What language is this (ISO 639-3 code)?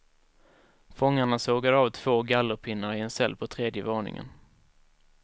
swe